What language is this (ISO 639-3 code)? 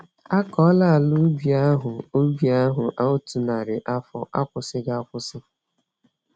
ibo